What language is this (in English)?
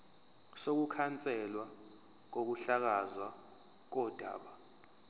Zulu